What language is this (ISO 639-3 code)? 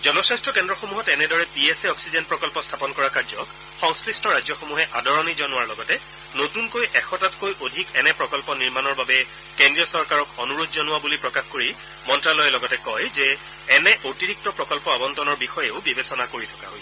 asm